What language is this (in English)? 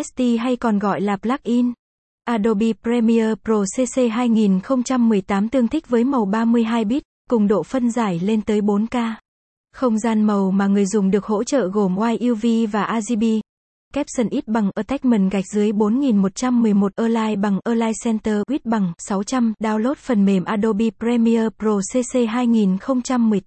Vietnamese